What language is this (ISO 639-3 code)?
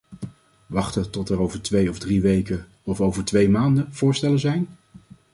nld